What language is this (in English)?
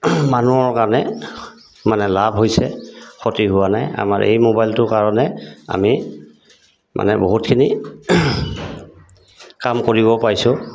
Assamese